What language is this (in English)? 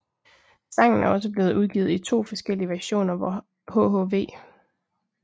Danish